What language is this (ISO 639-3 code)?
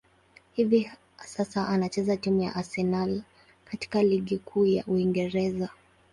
swa